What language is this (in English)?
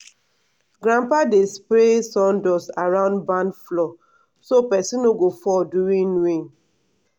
Nigerian Pidgin